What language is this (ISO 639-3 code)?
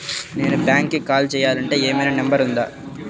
tel